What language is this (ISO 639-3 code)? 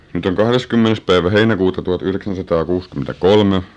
fin